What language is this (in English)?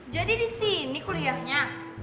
Indonesian